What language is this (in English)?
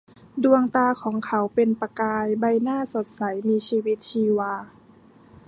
Thai